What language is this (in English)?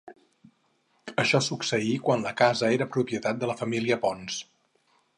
Catalan